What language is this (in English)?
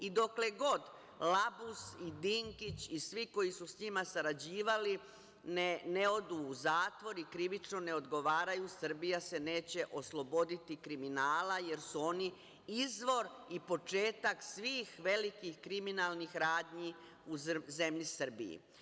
Serbian